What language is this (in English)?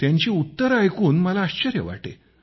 Marathi